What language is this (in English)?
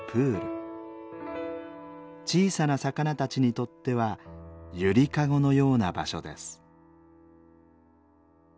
Japanese